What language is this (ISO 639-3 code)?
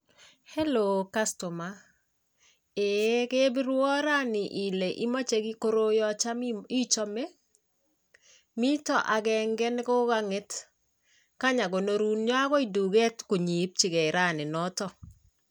kln